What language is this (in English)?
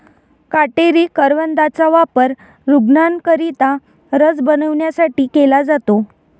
Marathi